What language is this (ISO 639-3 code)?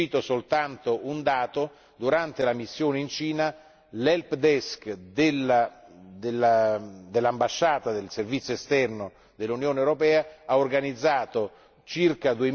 ita